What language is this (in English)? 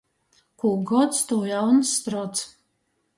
Latgalian